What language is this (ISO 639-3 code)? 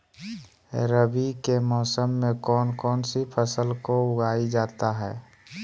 mag